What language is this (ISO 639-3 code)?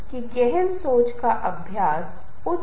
hin